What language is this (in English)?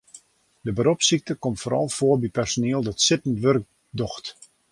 Western Frisian